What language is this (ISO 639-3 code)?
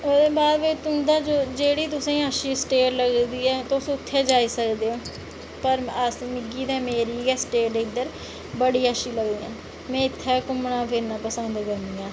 doi